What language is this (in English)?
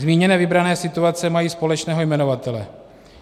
Czech